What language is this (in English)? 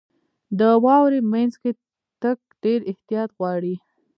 Pashto